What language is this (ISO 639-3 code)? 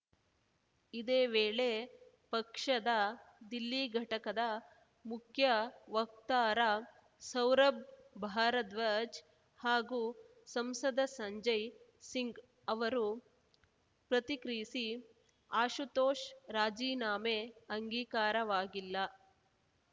kan